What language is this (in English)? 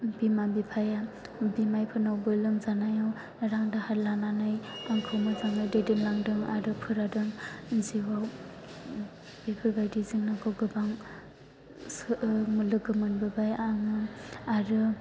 Bodo